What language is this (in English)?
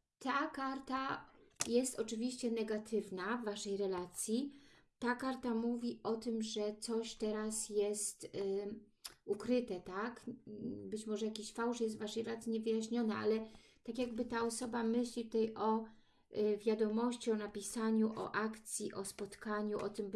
Polish